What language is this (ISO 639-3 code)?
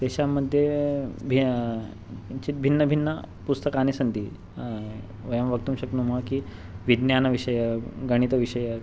san